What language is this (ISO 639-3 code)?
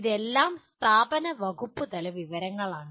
mal